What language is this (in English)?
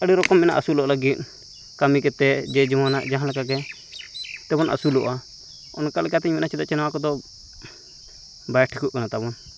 Santali